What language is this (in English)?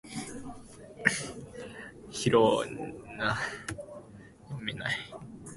Japanese